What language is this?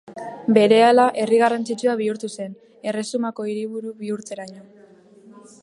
Basque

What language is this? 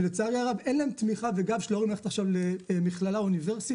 Hebrew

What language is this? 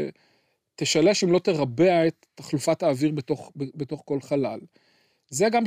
Hebrew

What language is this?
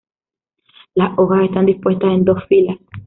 Spanish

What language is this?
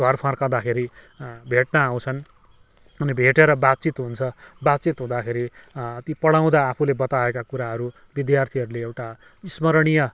Nepali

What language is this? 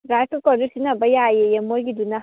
Manipuri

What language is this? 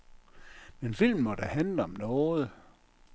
Danish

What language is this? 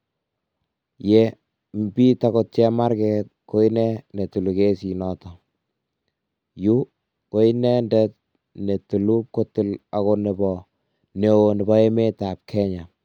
Kalenjin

